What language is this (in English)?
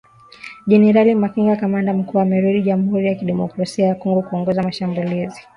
Swahili